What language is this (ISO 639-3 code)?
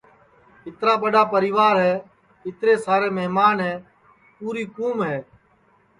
ssi